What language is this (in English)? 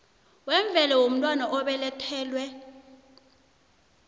South Ndebele